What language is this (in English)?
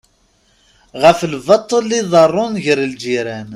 Kabyle